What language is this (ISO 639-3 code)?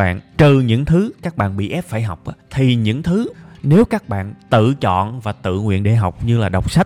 vie